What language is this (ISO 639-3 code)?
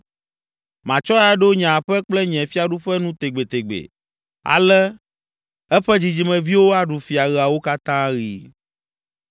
ewe